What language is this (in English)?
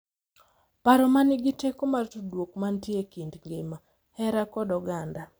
Luo (Kenya and Tanzania)